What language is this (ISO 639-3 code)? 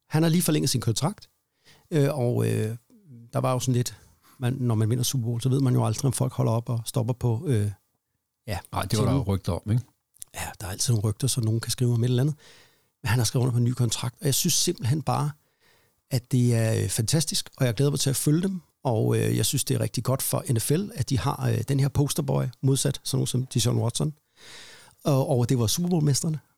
dan